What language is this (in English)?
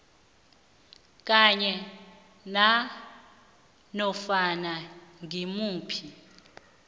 South Ndebele